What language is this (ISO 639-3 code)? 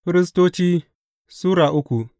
hau